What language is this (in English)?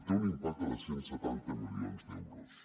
Catalan